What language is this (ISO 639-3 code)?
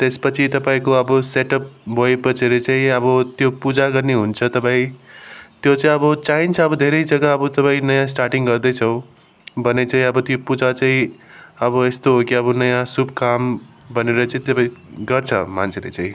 nep